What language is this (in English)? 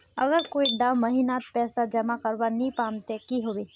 Magahi